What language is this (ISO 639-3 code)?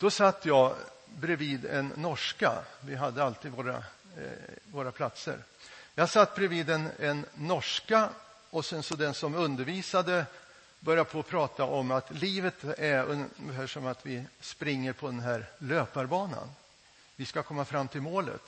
swe